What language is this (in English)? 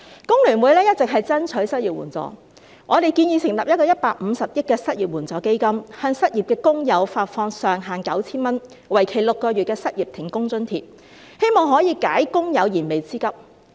Cantonese